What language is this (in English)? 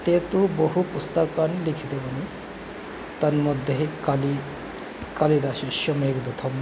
Sanskrit